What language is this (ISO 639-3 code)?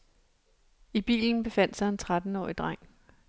dan